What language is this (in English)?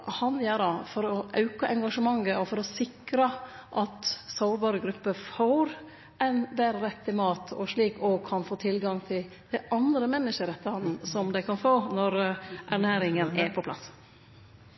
Norwegian